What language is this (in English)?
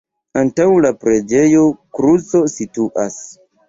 Esperanto